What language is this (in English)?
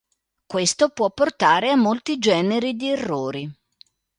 Italian